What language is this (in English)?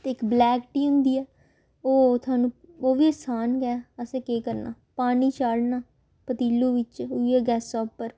Dogri